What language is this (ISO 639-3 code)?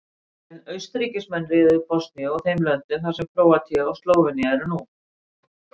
isl